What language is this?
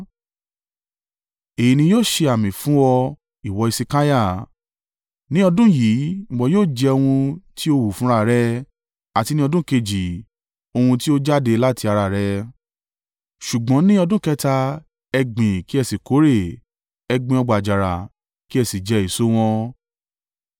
Yoruba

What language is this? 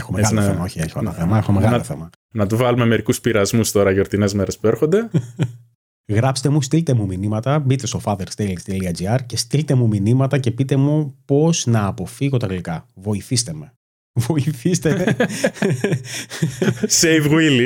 Greek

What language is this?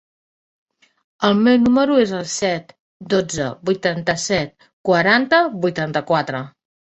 Catalan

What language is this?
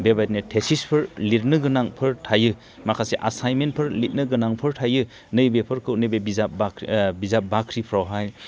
Bodo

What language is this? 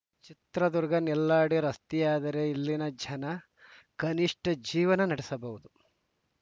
Kannada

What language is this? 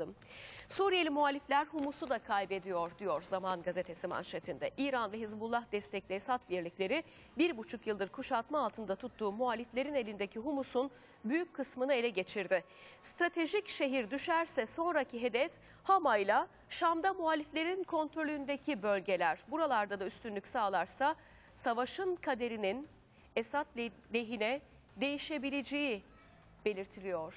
Turkish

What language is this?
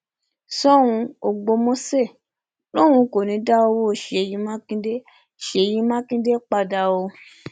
Yoruba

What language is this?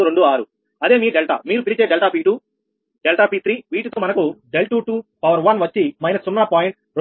Telugu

